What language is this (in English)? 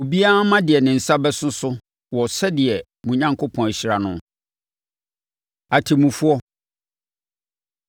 Akan